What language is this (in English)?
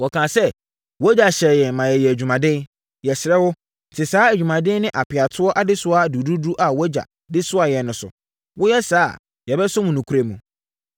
Akan